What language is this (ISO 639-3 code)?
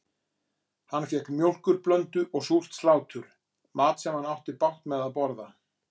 isl